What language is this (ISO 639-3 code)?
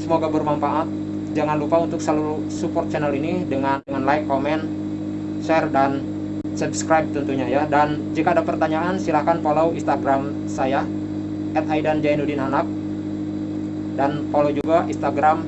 ind